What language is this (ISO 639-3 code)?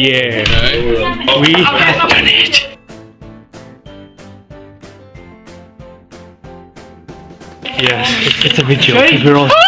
eng